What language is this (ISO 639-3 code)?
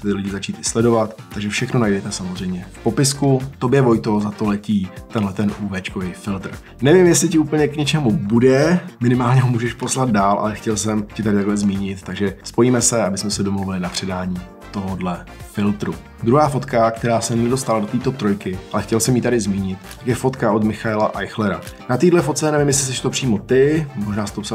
ces